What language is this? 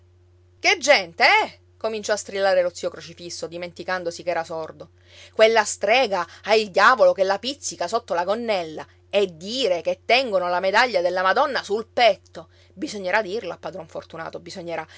Italian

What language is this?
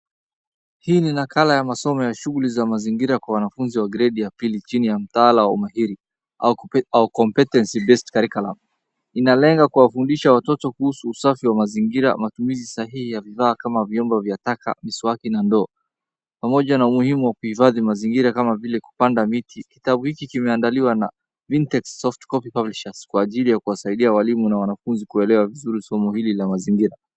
Swahili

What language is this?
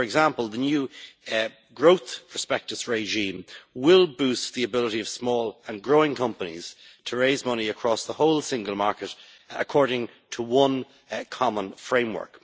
English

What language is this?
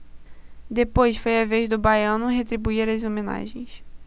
Portuguese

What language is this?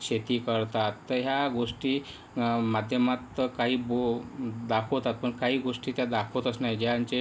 Marathi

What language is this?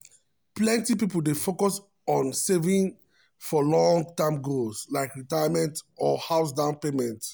Nigerian Pidgin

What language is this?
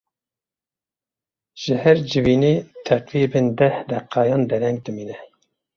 Kurdish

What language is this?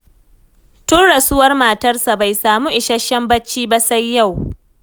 Hausa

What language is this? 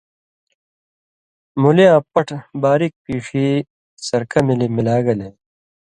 Indus Kohistani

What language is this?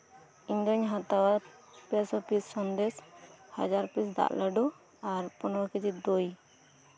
Santali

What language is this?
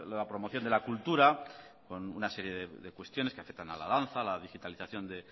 Spanish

